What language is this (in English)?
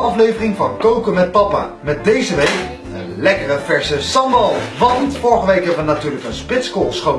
Dutch